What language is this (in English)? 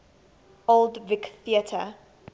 English